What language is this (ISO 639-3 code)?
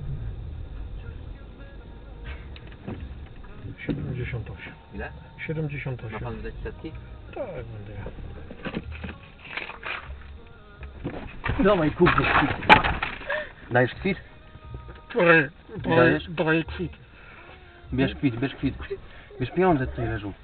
pol